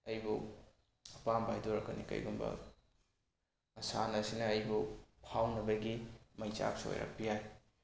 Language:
Manipuri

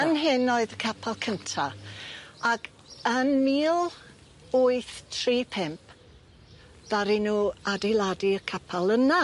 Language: Welsh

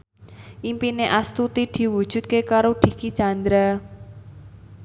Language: Javanese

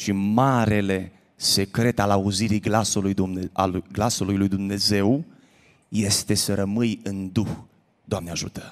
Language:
Romanian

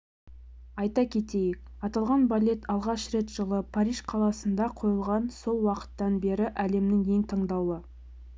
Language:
Kazakh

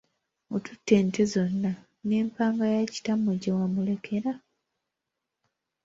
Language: Ganda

